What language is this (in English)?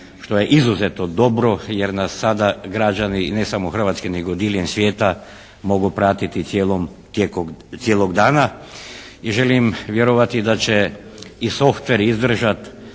Croatian